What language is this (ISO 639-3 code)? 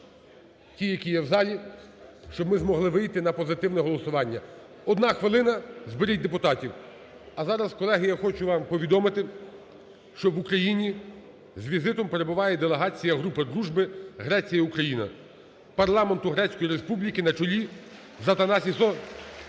ukr